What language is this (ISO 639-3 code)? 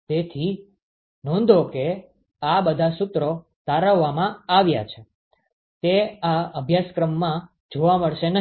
guj